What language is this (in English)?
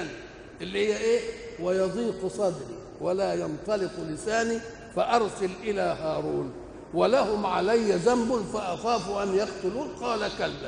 Arabic